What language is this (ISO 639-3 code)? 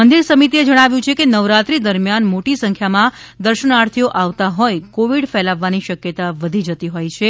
guj